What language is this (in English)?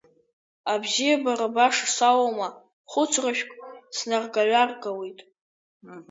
Abkhazian